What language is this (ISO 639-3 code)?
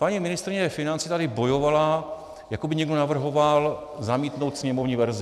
ces